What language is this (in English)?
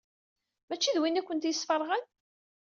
Kabyle